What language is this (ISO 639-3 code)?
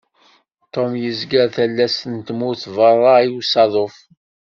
kab